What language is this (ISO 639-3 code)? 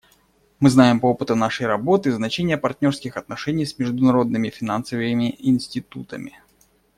rus